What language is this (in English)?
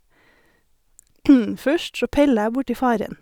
Norwegian